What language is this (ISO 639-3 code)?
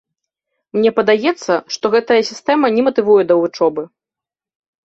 bel